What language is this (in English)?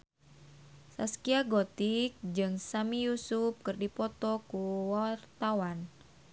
Sundanese